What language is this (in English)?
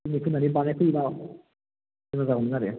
Bodo